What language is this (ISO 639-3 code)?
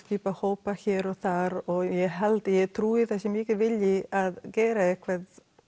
isl